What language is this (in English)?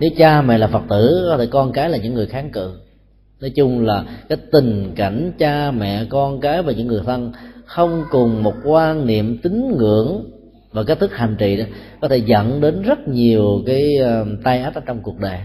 Vietnamese